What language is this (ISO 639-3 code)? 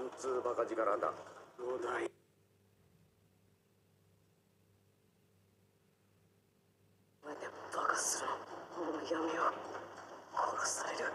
jpn